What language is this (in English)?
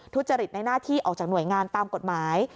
Thai